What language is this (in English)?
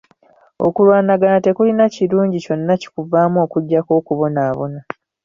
Ganda